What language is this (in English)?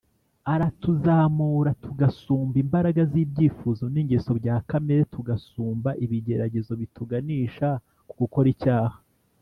Kinyarwanda